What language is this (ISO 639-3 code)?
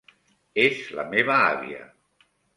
cat